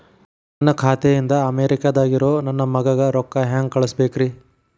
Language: Kannada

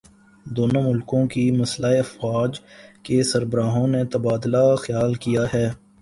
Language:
Urdu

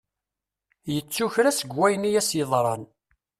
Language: Kabyle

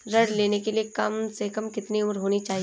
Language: Hindi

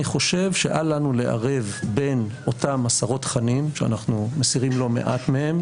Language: Hebrew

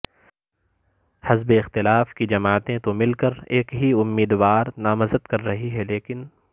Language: Urdu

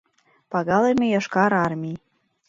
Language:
Mari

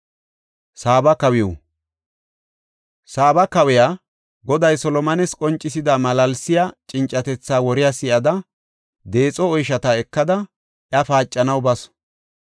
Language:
Gofa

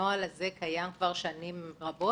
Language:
Hebrew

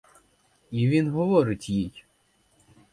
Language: Ukrainian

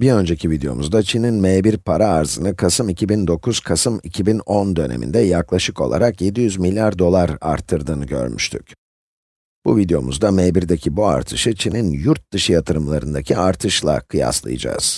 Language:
Turkish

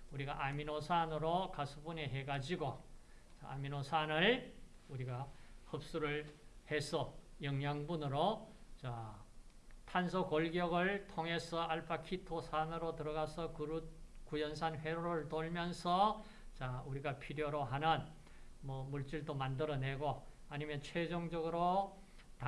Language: Korean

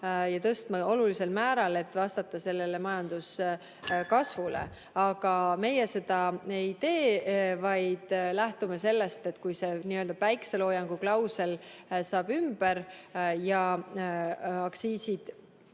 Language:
Estonian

